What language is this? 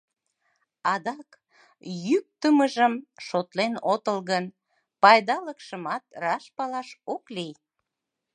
Mari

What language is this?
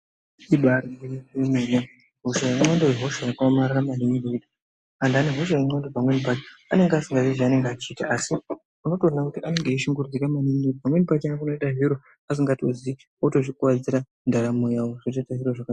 Ndau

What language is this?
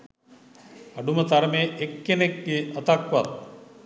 Sinhala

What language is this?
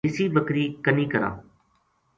Gujari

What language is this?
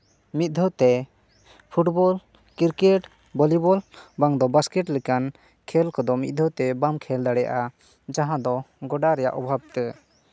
Santali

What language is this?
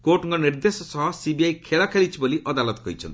Odia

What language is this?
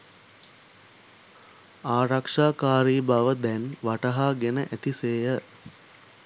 Sinhala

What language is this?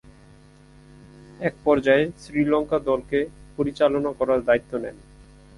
Bangla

